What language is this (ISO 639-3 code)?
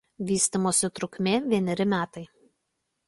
lit